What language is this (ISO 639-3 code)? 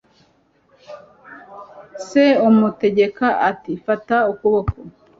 kin